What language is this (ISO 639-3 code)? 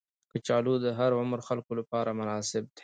pus